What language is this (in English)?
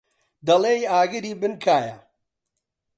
Central Kurdish